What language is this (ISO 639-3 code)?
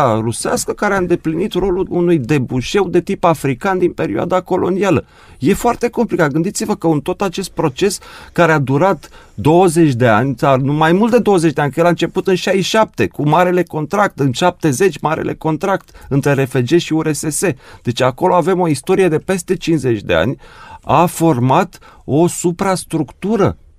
ron